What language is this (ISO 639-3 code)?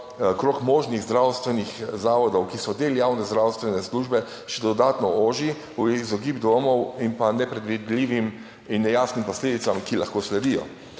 slv